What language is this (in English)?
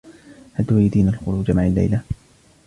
Arabic